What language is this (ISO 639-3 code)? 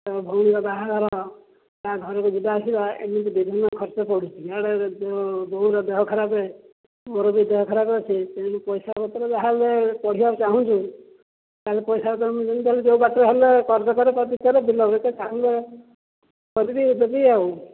ori